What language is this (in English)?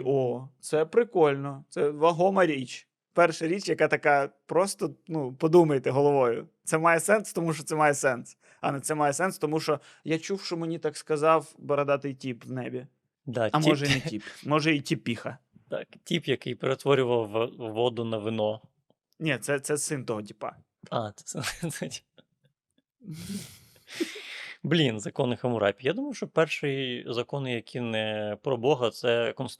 Ukrainian